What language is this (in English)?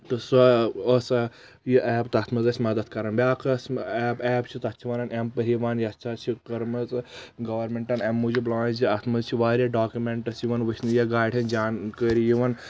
Kashmiri